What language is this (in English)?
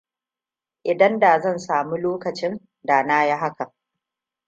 Hausa